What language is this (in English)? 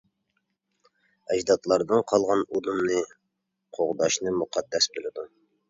Uyghur